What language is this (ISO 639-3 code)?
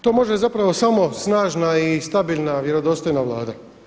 hrv